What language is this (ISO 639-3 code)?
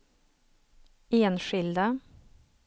swe